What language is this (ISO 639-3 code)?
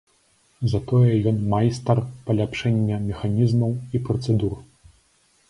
bel